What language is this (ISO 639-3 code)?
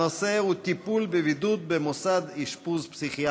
heb